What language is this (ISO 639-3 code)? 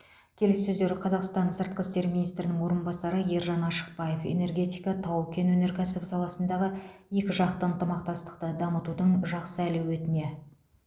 kaz